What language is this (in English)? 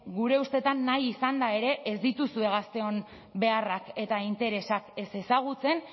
Basque